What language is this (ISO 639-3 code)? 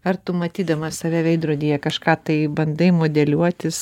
lit